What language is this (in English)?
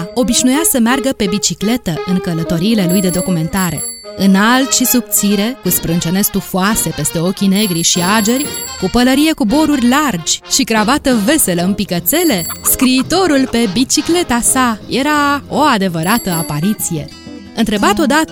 Romanian